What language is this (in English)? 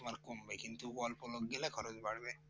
Bangla